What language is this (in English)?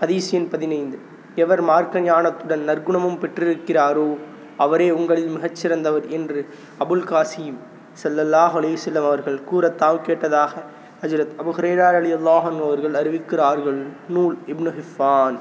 Tamil